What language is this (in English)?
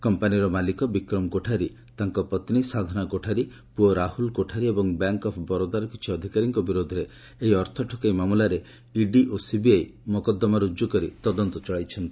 Odia